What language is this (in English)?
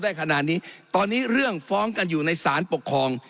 Thai